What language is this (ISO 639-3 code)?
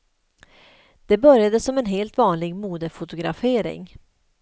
swe